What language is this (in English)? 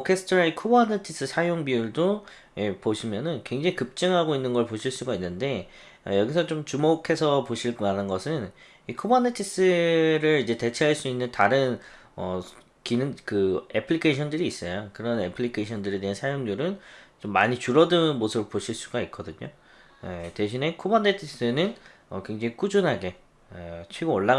Korean